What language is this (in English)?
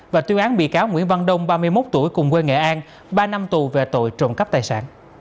Vietnamese